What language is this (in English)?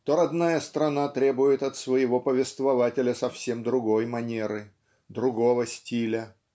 Russian